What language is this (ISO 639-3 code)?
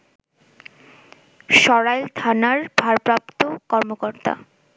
ben